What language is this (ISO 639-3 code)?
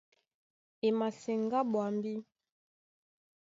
dua